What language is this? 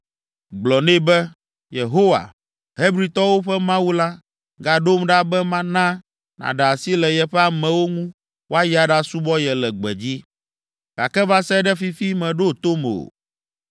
Ewe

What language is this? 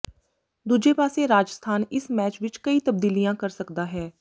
Punjabi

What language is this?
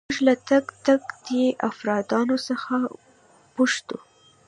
Pashto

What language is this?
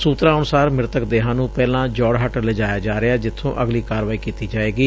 Punjabi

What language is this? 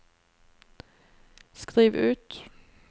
Norwegian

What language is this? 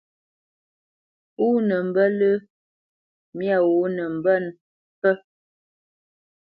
Bamenyam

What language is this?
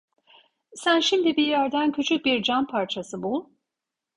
Turkish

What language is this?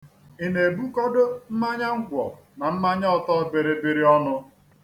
Igbo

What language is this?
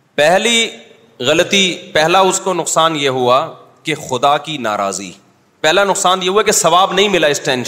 Urdu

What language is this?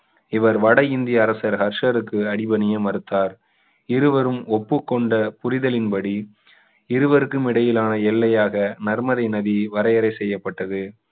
Tamil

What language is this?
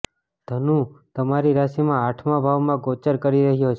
Gujarati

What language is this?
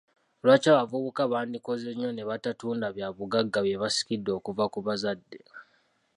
Ganda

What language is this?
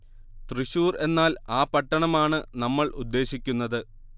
Malayalam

